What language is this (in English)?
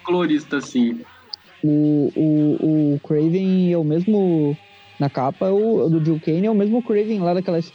Portuguese